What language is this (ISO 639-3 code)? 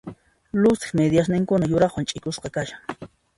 qxp